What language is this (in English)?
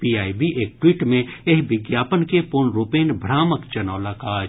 Maithili